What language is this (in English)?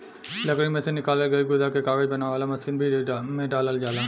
Bhojpuri